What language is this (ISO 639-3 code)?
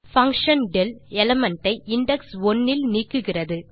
tam